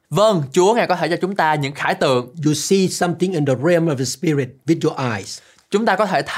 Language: Vietnamese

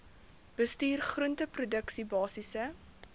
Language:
Afrikaans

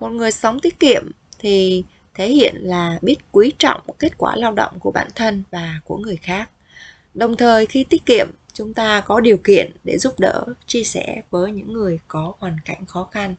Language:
Vietnamese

